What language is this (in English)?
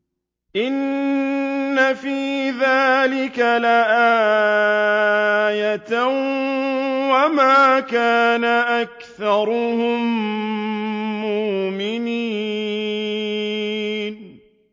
Arabic